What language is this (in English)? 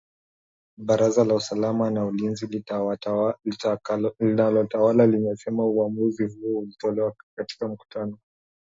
Swahili